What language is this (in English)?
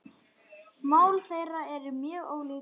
Icelandic